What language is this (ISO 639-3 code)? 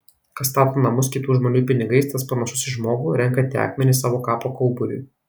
lit